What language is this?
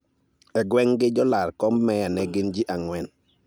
Luo (Kenya and Tanzania)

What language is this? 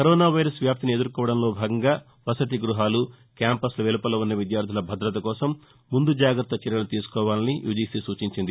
Telugu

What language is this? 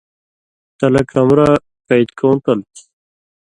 Indus Kohistani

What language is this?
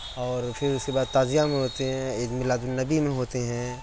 Urdu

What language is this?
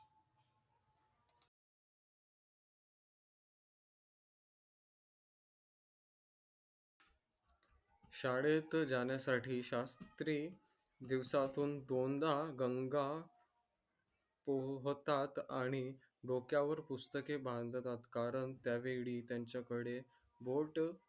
Marathi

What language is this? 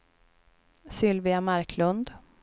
Swedish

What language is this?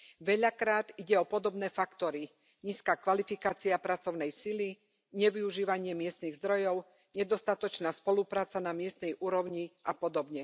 Slovak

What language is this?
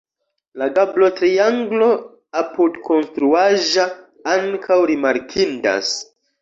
Esperanto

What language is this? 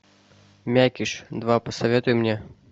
Russian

